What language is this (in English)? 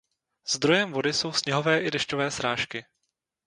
Czech